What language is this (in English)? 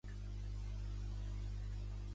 Catalan